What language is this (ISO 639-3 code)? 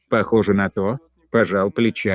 rus